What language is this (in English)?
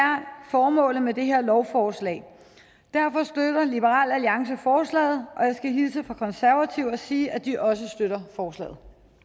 Danish